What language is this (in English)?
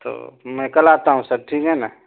Urdu